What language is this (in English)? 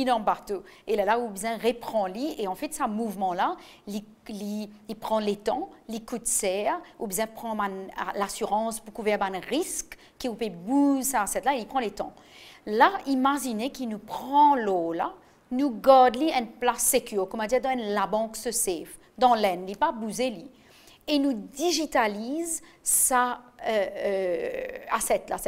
French